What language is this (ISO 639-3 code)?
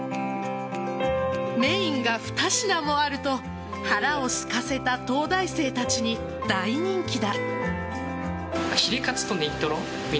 jpn